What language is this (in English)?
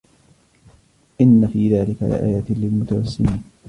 Arabic